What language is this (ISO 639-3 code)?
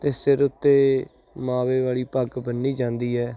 pan